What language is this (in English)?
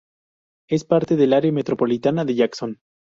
Spanish